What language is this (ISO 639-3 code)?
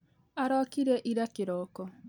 kik